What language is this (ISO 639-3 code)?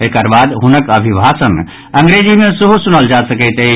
mai